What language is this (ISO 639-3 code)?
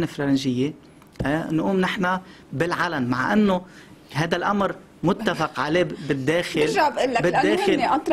ara